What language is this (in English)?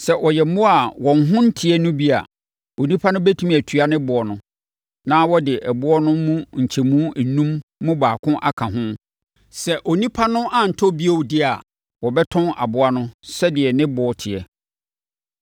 Akan